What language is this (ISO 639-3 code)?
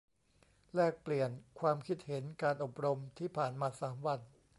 tha